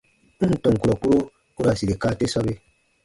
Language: Baatonum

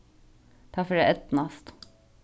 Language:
Faroese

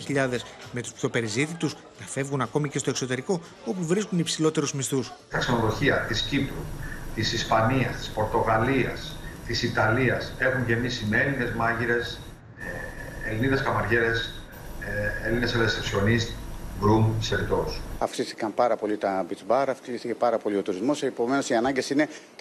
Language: Greek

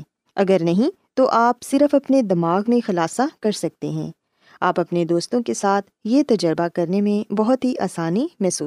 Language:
Urdu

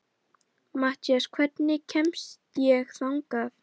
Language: Icelandic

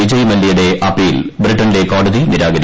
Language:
Malayalam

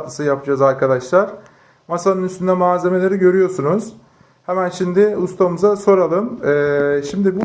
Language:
Turkish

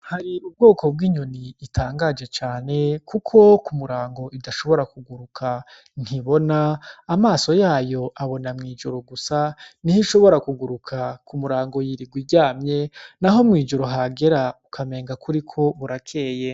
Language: Rundi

